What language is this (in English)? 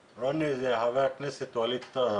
Hebrew